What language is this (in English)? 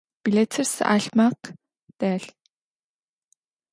Adyghe